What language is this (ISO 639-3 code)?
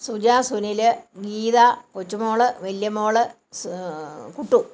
mal